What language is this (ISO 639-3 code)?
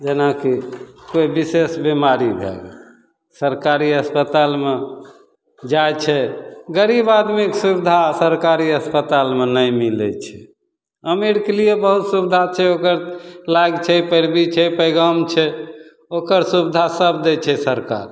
mai